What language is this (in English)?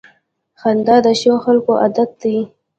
Pashto